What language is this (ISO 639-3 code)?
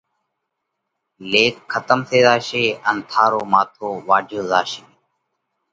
kvx